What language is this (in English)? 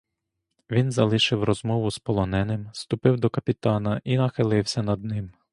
Ukrainian